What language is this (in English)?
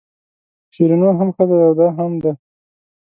Pashto